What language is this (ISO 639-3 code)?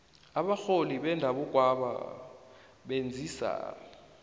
nbl